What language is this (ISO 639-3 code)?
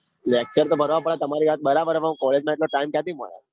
guj